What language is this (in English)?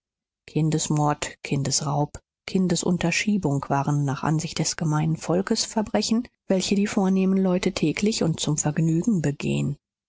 German